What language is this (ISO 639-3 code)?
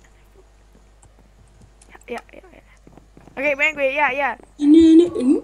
nld